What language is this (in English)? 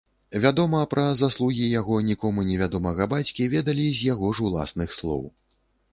Belarusian